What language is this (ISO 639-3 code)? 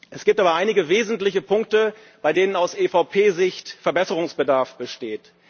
deu